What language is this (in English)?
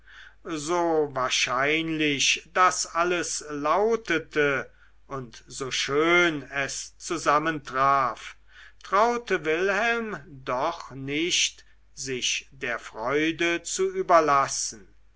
German